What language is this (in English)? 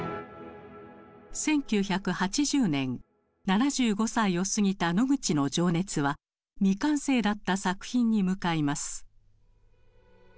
Japanese